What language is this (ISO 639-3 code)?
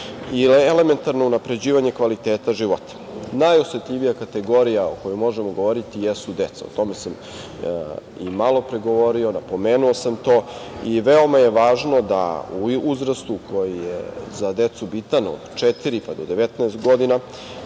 srp